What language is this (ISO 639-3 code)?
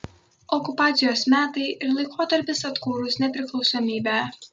lit